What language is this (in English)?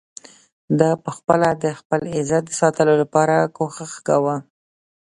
Pashto